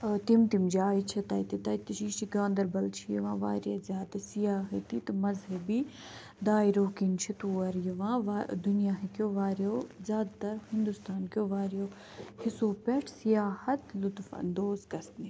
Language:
Kashmiri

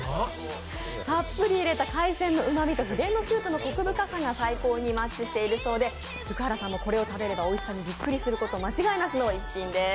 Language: Japanese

